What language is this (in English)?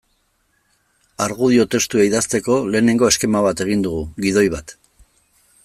Basque